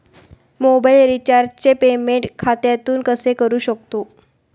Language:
Marathi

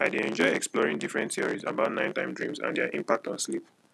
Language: Nigerian Pidgin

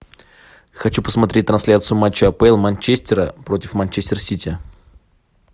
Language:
Russian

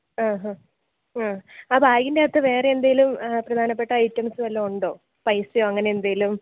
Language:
Malayalam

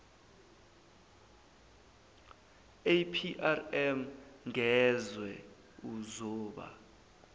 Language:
Zulu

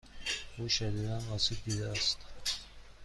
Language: Persian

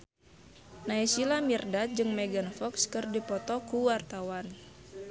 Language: Sundanese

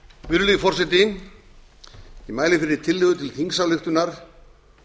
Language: Icelandic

